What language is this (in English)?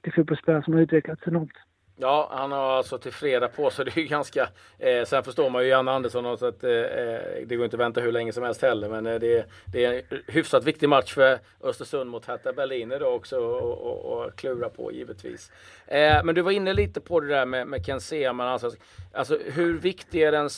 Swedish